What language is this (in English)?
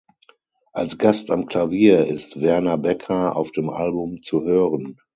German